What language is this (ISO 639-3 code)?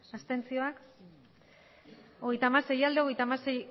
eus